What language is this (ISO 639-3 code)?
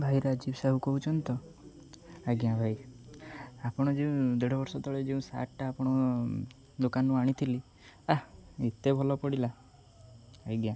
ori